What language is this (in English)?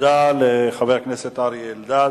Hebrew